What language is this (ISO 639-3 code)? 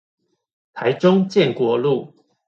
zho